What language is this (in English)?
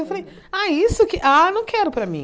Portuguese